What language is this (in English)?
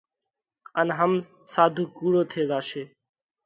Parkari Koli